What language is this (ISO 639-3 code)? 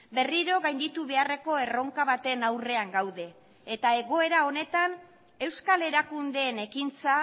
eus